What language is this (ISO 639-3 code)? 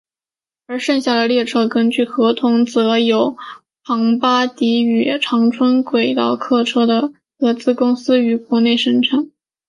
zho